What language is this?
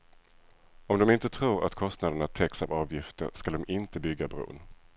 Swedish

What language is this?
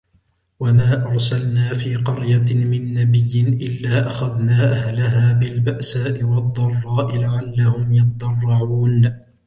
Arabic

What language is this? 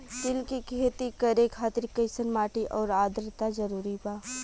Bhojpuri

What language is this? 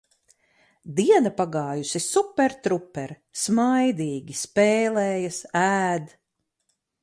Latvian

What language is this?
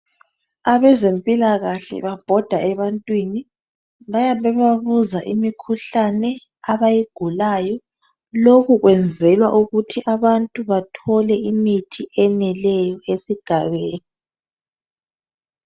North Ndebele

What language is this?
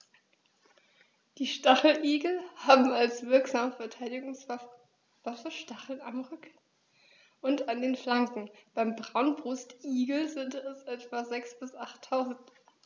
German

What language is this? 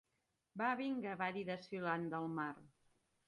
Catalan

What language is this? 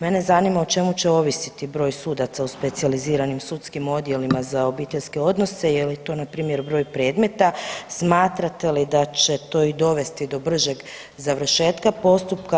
Croatian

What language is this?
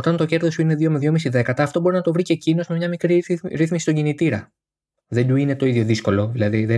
Greek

